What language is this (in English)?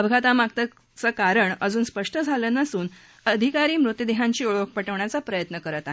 Marathi